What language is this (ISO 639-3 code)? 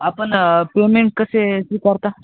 mar